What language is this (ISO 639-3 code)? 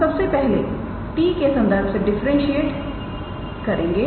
hin